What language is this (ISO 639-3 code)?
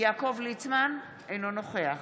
heb